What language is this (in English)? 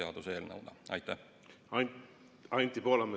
Estonian